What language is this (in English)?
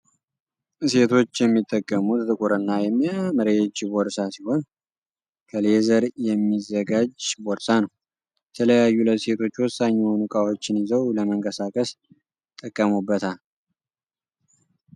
Amharic